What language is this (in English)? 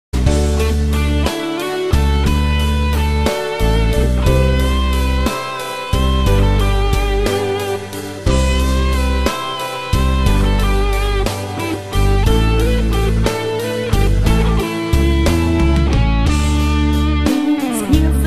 Polish